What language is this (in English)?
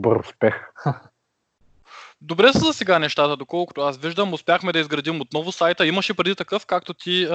Bulgarian